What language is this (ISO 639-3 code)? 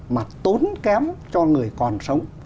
vie